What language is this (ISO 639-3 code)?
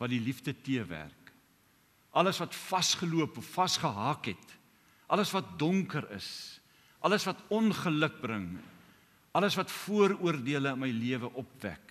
nld